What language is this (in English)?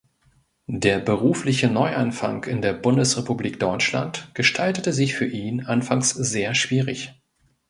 German